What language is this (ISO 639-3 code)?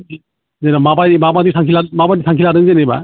brx